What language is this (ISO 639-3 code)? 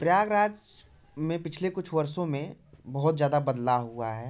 hin